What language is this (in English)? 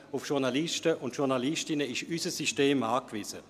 Swiss German